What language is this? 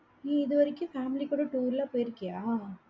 Tamil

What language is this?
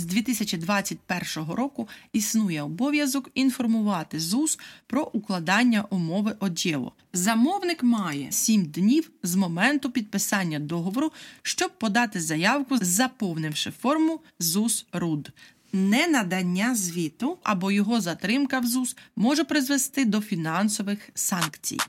Ukrainian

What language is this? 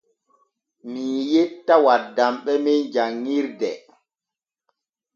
Borgu Fulfulde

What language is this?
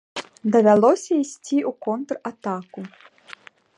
Belarusian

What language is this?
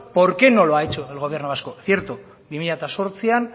Spanish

